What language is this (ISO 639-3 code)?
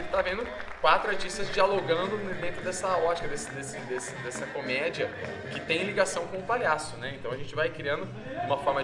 por